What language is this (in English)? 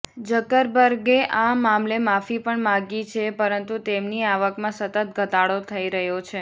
Gujarati